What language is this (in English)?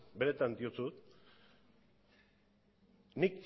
Basque